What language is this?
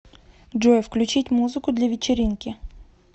Russian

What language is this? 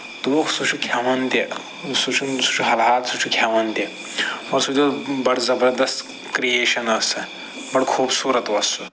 Kashmiri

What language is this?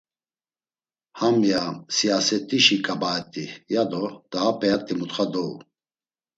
Laz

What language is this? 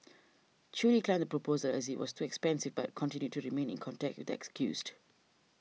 English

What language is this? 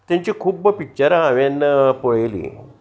Konkani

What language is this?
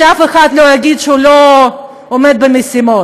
Hebrew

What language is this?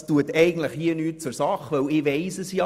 Swiss German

